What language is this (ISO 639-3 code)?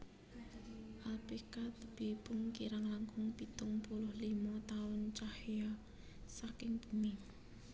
jav